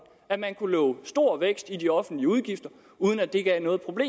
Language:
Danish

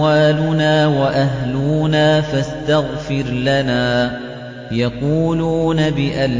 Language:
Arabic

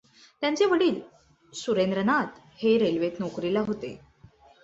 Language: Marathi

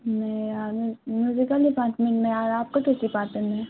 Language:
Urdu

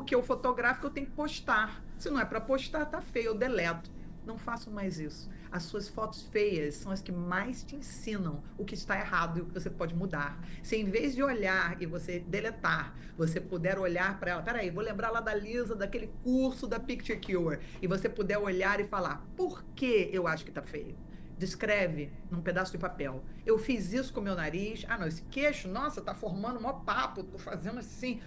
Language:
Portuguese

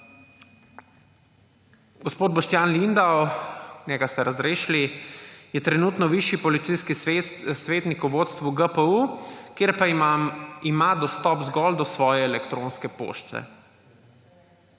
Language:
Slovenian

